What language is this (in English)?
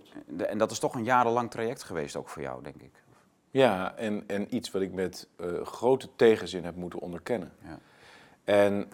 Dutch